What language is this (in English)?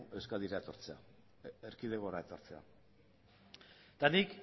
Basque